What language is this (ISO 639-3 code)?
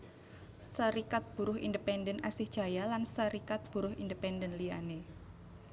jav